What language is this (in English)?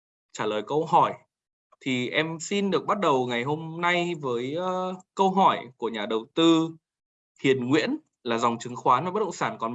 Vietnamese